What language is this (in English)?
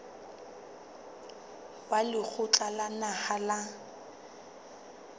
Southern Sotho